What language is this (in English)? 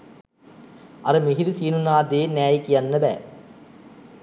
Sinhala